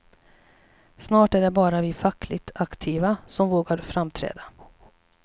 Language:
Swedish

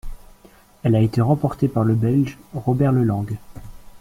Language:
French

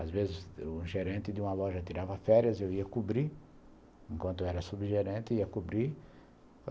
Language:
Portuguese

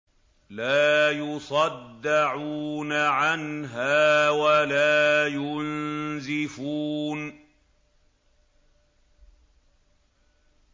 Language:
Arabic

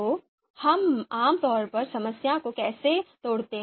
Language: Hindi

